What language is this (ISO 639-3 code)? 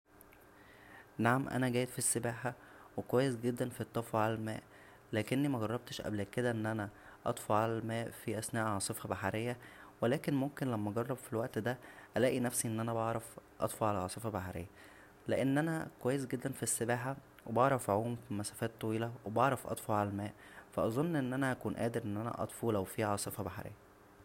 arz